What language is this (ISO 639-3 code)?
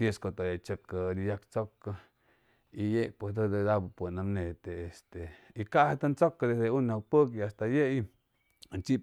zoh